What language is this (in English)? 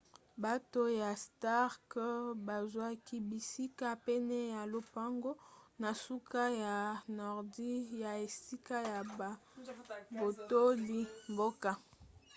Lingala